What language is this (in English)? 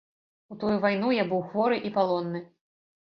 Belarusian